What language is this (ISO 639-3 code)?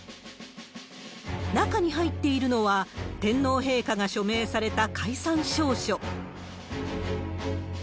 jpn